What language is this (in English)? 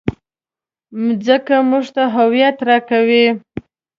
Pashto